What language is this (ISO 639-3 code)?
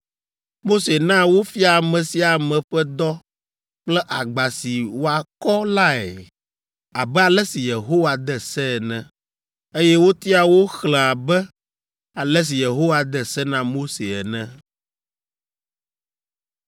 ewe